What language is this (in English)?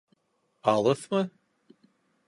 Bashkir